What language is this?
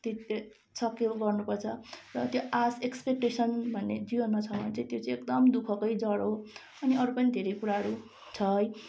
Nepali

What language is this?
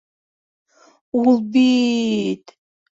Bashkir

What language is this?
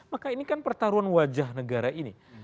Indonesian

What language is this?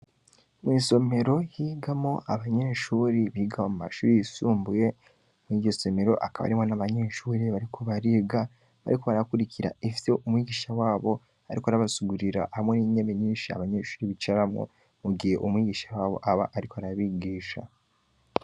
Rundi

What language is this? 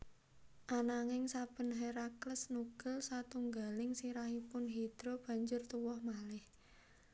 Javanese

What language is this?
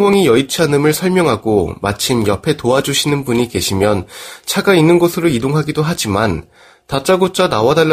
Korean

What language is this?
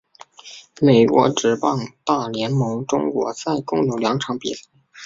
Chinese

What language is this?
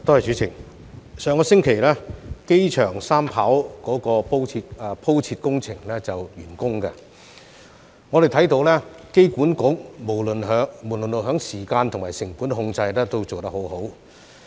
Cantonese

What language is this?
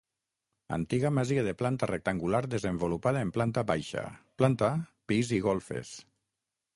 Catalan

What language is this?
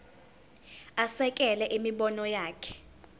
Zulu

